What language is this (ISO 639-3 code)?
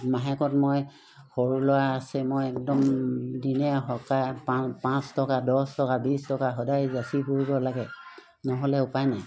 asm